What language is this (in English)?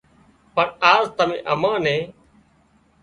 Wadiyara Koli